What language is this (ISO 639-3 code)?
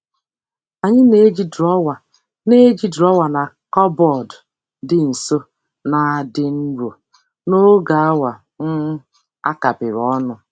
ibo